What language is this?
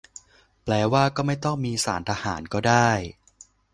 Thai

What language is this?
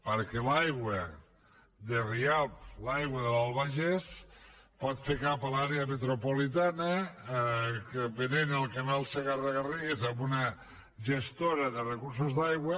Catalan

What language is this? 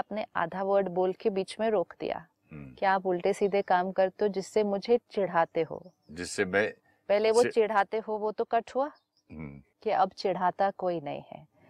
Hindi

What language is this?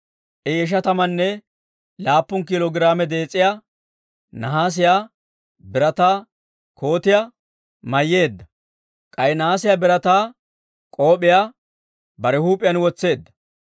Dawro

